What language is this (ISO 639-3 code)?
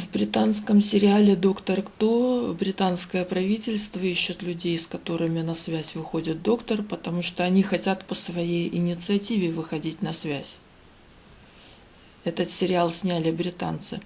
rus